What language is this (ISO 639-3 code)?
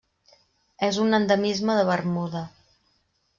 cat